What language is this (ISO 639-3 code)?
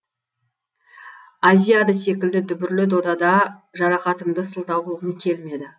kaz